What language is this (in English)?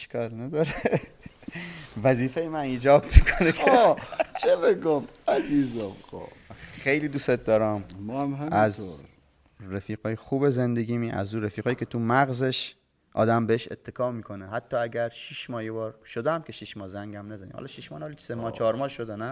Persian